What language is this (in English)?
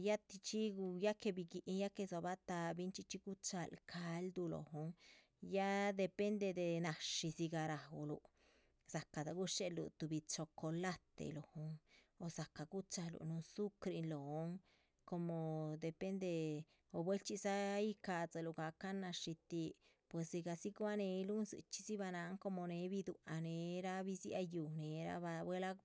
Chichicapan Zapotec